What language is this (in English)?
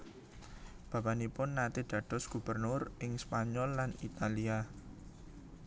Javanese